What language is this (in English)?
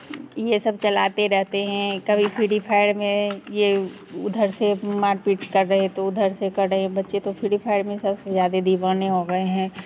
Hindi